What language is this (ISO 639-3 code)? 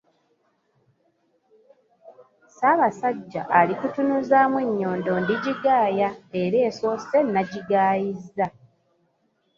lug